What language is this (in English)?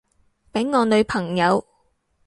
Cantonese